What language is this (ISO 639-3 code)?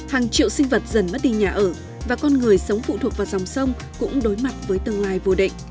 vie